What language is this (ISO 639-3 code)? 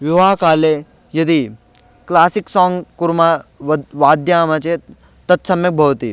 san